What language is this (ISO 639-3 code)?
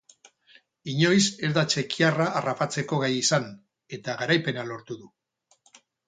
eus